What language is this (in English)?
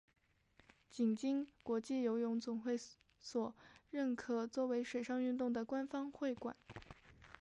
Chinese